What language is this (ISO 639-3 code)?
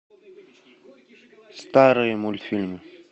rus